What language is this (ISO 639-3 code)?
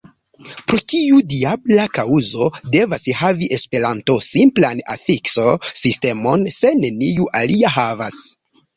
epo